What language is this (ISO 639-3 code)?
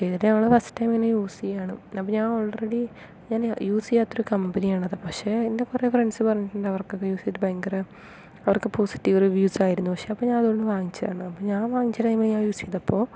mal